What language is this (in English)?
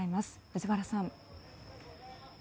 Japanese